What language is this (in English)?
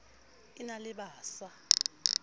Southern Sotho